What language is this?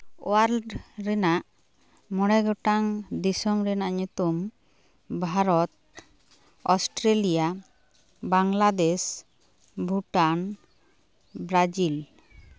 Santali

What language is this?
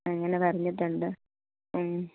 Malayalam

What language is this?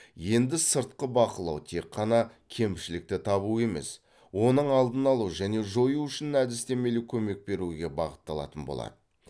Kazakh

